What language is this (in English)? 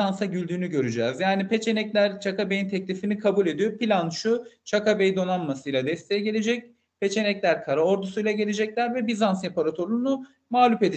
Turkish